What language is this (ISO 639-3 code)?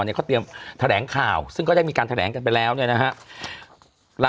tha